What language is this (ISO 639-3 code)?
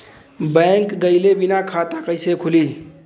bho